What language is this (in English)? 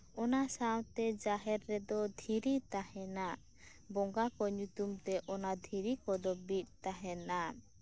Santali